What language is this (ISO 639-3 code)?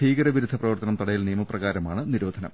mal